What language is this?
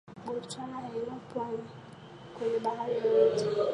Swahili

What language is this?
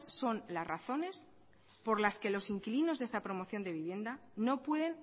Spanish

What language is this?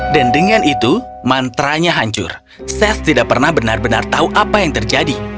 Indonesian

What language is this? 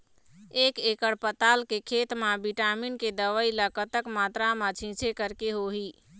Chhattisgarhi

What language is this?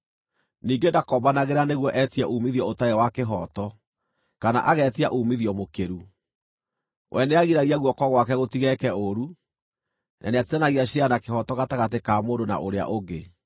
Kikuyu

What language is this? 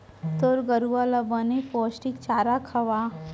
Chhattisgarhi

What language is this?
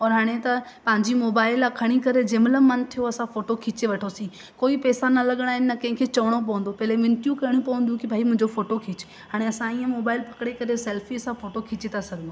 Sindhi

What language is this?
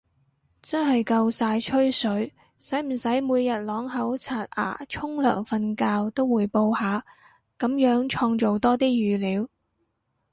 Cantonese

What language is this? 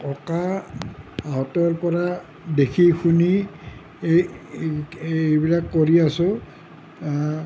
Assamese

